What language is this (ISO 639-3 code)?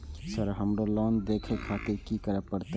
mai